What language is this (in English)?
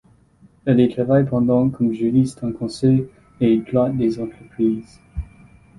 French